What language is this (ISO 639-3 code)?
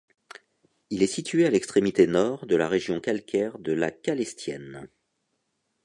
fra